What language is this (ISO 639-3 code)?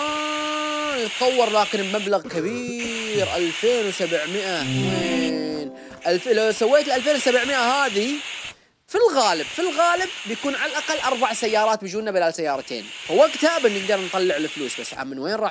ara